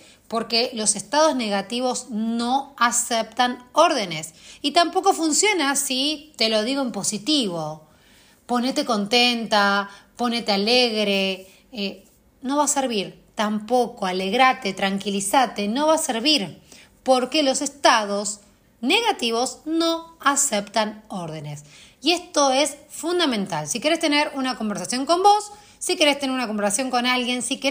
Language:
Spanish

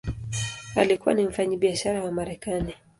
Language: Swahili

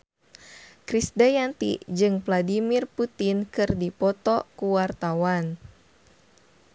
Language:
Sundanese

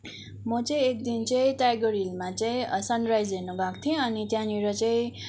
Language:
Nepali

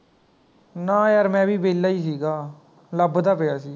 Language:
Punjabi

